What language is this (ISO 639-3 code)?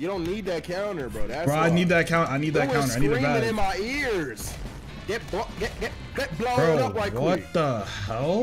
eng